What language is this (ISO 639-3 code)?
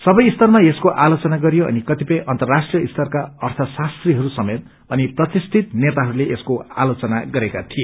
nep